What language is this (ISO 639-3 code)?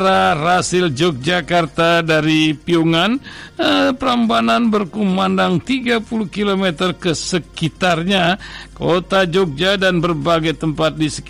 ind